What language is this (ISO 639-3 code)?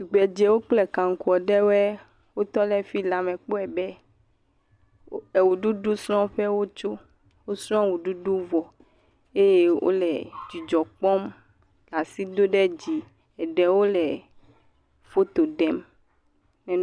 ewe